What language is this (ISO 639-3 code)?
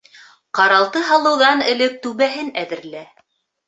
bak